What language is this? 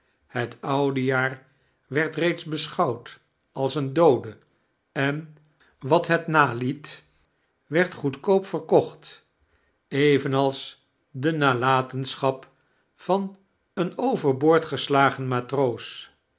Dutch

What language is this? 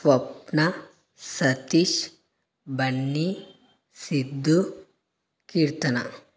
Telugu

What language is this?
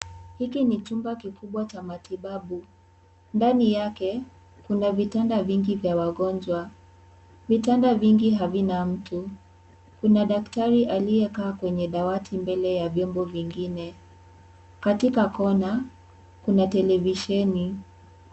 Swahili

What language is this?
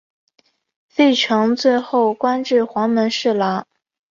Chinese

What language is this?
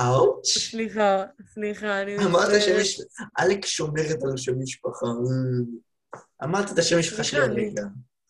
Hebrew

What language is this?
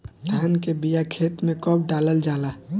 Bhojpuri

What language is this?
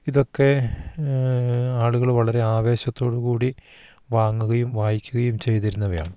Malayalam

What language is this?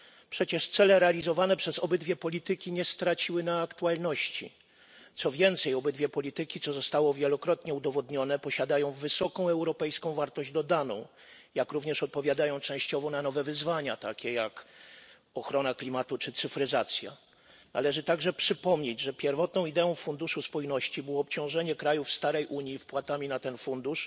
Polish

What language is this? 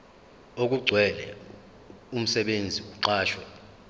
Zulu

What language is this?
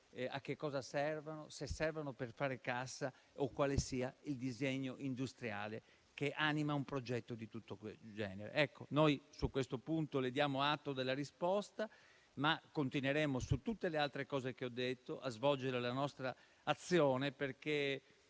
Italian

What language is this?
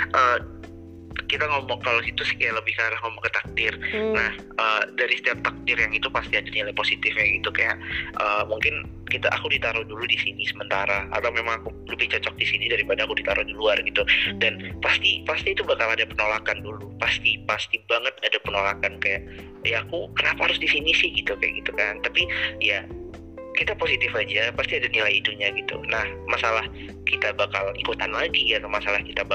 Indonesian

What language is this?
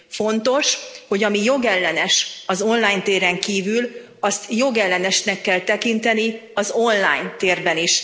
Hungarian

